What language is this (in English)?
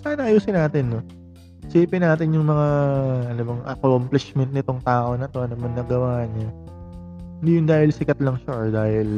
Filipino